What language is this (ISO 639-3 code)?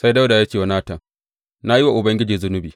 hau